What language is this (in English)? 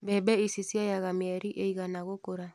Kikuyu